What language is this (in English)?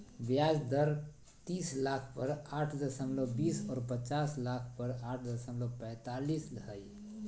Magahi